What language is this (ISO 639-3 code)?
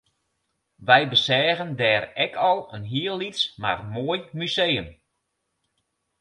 fry